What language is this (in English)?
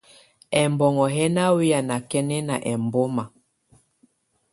Tunen